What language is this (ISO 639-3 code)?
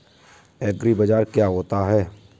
hin